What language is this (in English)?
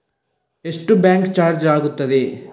Kannada